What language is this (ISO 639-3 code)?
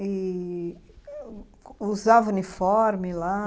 por